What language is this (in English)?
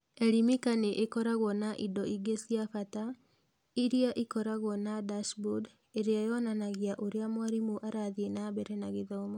Kikuyu